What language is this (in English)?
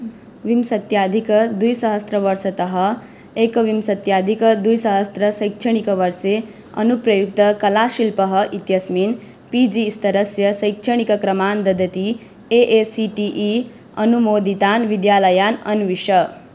Sanskrit